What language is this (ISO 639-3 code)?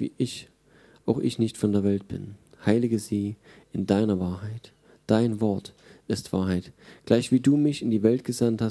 deu